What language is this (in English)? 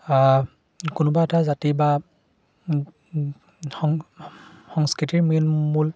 Assamese